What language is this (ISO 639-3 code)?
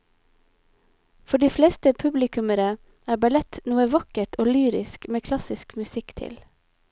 nor